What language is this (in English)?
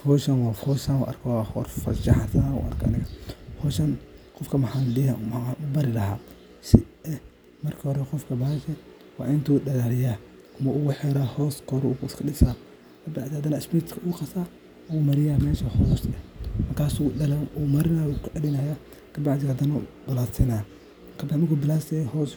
Somali